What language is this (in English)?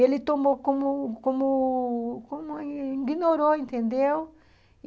Portuguese